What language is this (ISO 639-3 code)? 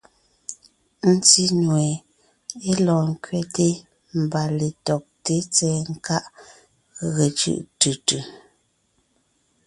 nnh